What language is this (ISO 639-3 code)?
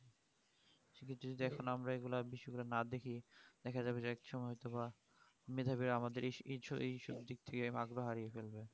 ben